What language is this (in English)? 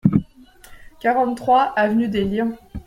French